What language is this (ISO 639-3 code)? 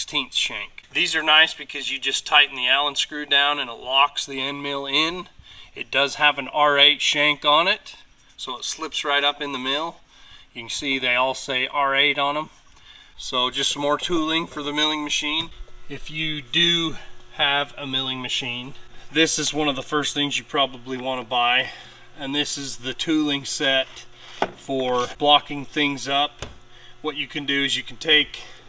eng